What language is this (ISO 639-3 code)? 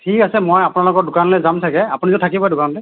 asm